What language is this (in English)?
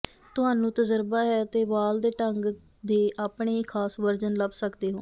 Punjabi